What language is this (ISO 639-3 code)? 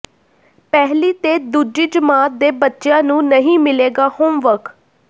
pan